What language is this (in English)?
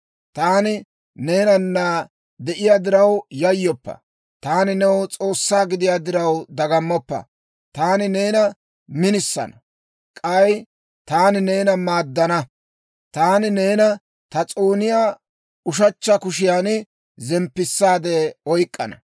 Dawro